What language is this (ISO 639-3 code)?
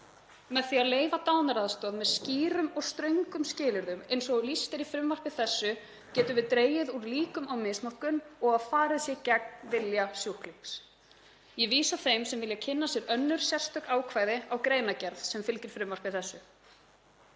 isl